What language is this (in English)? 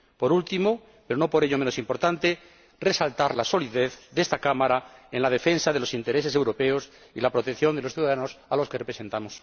Spanish